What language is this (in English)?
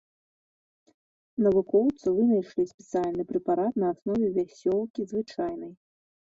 Belarusian